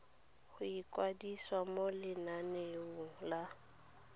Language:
Tswana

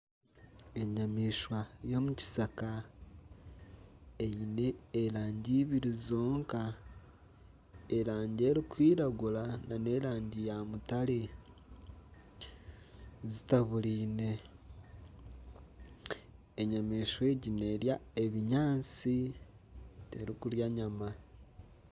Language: Nyankole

